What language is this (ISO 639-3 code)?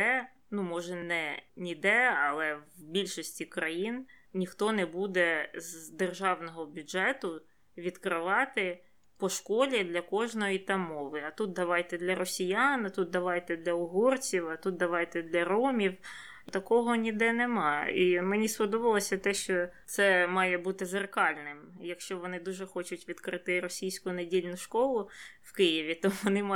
ukr